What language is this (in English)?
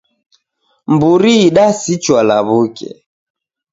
Taita